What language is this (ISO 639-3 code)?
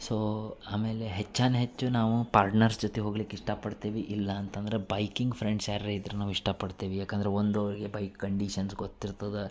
kan